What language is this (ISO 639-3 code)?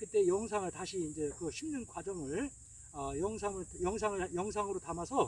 kor